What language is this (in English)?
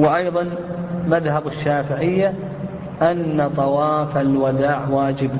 Arabic